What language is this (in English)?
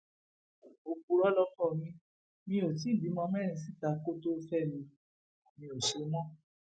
Yoruba